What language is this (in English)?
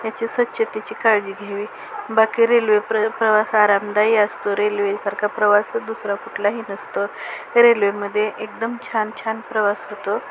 Marathi